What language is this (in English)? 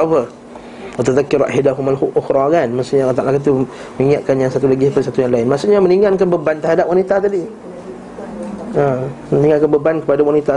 Malay